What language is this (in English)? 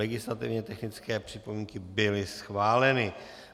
Czech